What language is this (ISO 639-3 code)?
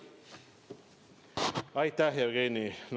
est